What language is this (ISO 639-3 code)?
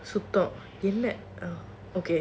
eng